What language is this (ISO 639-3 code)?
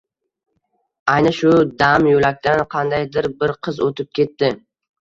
uzb